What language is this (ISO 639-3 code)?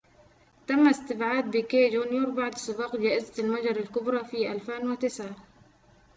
ara